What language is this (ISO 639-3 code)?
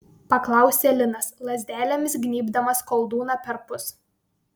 lit